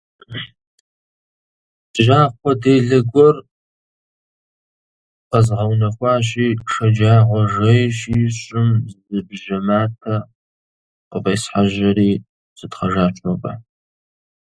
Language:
Kabardian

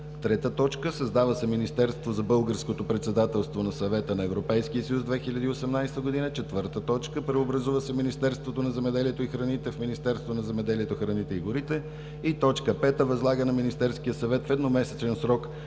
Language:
Bulgarian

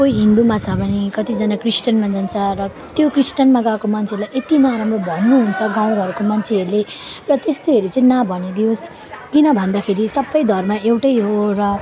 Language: Nepali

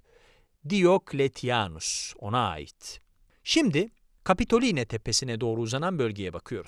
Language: Turkish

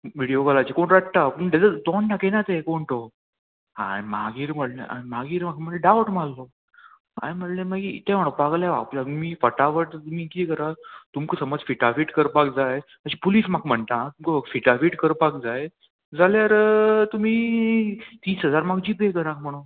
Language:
Konkani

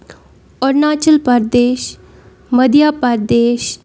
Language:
Kashmiri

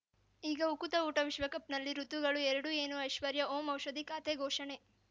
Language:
Kannada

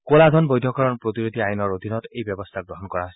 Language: Assamese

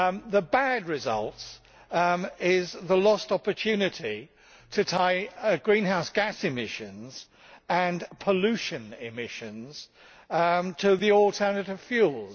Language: English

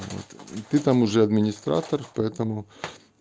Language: Russian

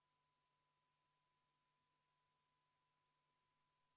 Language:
Estonian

